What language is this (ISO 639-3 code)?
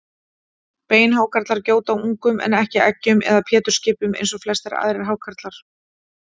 isl